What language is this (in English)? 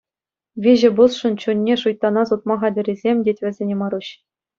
Chuvash